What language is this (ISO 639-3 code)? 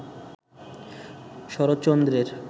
ben